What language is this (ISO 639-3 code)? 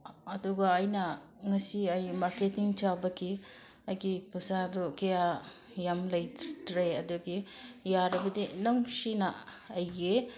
mni